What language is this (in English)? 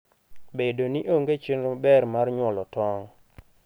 Luo (Kenya and Tanzania)